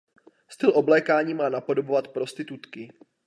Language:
Czech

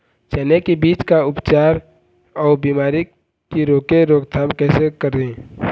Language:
Chhattisgarhi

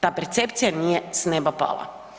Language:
Croatian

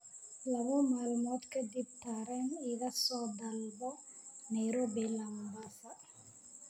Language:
Somali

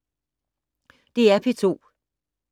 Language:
Danish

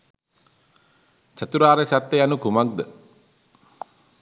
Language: Sinhala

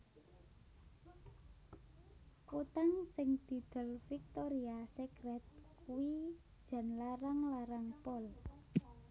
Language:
Javanese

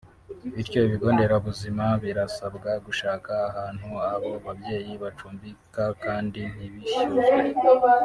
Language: Kinyarwanda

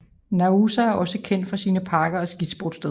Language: Danish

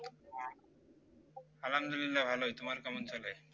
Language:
Bangla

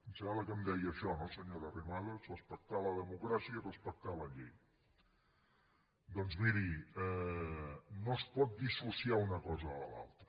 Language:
Catalan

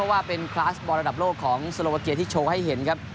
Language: Thai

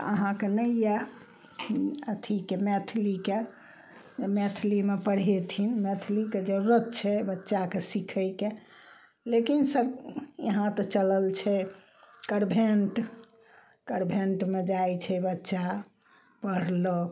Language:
Maithili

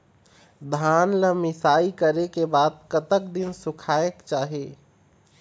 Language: Chhattisgarhi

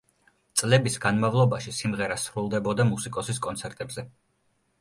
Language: Georgian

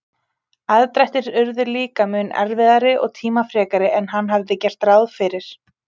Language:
Icelandic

